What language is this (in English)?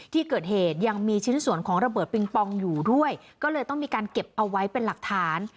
Thai